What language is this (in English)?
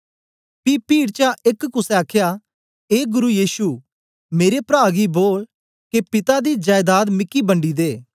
Dogri